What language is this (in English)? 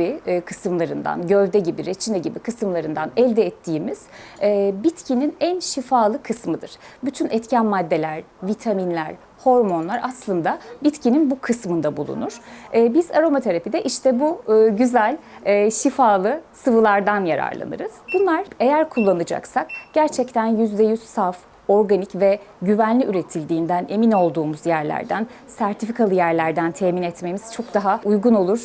Turkish